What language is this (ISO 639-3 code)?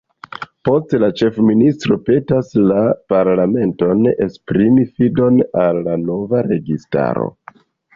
epo